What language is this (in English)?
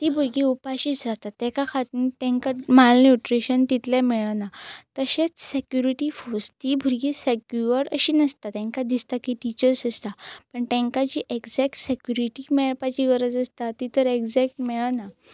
Konkani